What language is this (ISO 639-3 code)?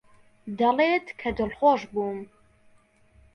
ckb